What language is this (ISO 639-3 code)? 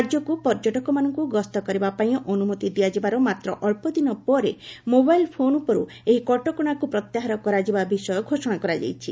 ori